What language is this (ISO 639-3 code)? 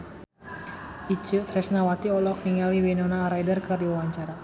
sun